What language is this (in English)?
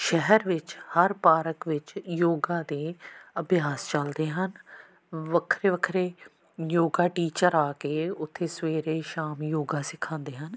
Punjabi